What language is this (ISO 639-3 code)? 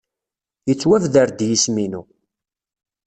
kab